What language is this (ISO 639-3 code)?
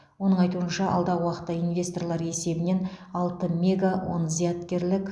kaz